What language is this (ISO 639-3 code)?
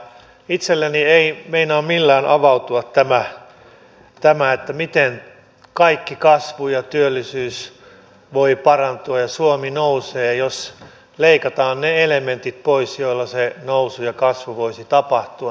fin